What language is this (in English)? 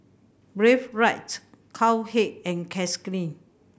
English